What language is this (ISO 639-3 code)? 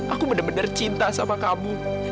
ind